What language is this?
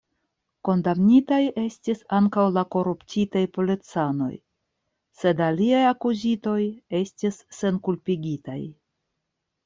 Esperanto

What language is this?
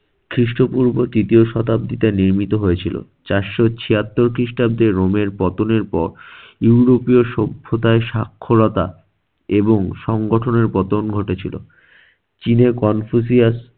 Bangla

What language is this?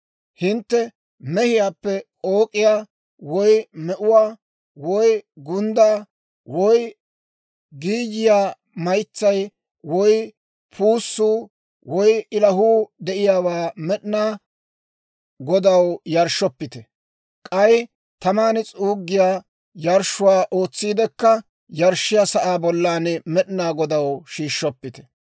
Dawro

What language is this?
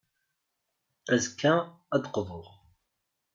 Kabyle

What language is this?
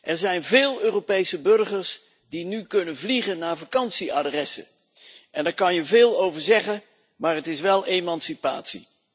Dutch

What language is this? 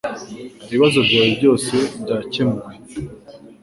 Kinyarwanda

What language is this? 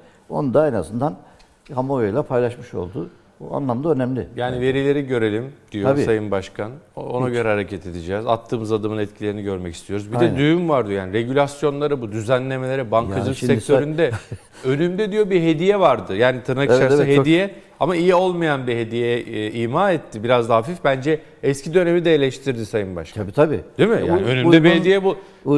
Turkish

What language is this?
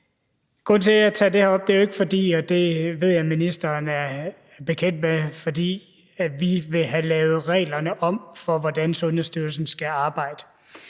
Danish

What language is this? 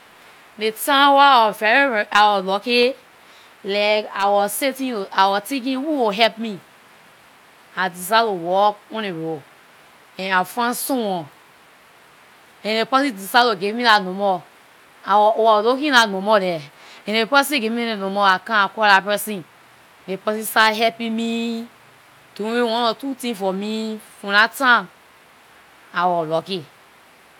Liberian English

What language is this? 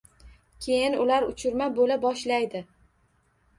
Uzbek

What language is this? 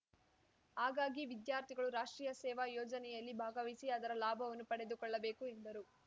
Kannada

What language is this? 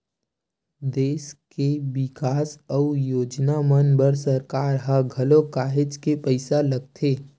Chhattisgarhi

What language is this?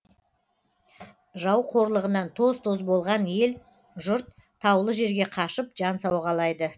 Kazakh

